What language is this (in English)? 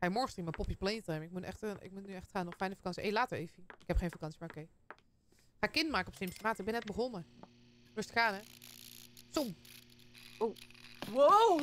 Dutch